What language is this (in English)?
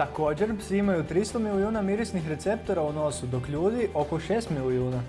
Croatian